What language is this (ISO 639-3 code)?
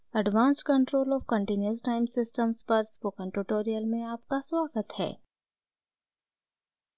hin